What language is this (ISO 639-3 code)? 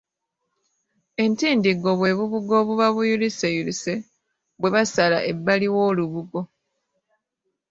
lug